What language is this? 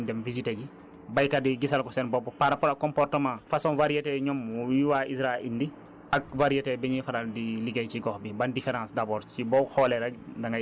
Wolof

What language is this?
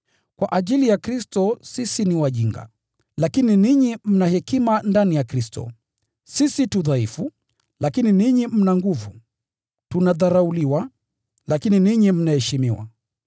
Swahili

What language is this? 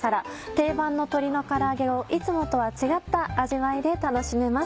Japanese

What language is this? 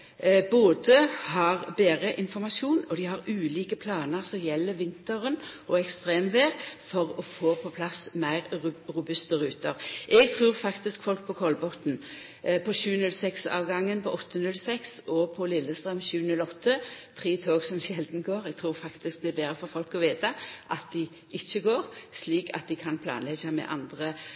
Norwegian Nynorsk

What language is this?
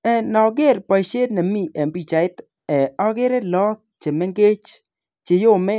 Kalenjin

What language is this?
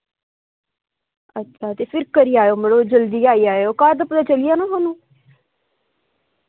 Dogri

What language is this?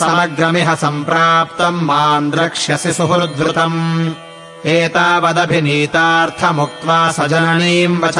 Kannada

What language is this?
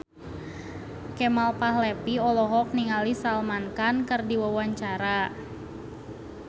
Sundanese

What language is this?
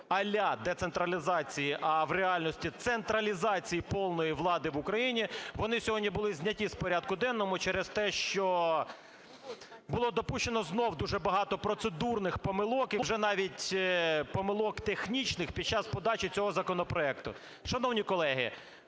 Ukrainian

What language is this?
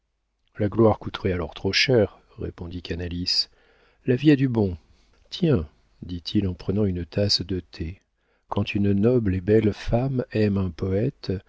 French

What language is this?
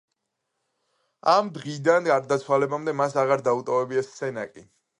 Georgian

